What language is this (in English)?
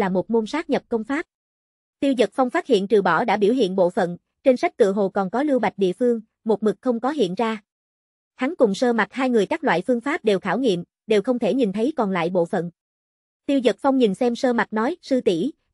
Vietnamese